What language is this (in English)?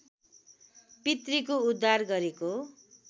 Nepali